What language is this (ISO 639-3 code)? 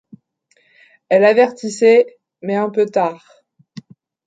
fra